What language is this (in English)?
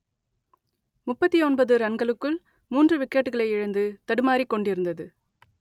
Tamil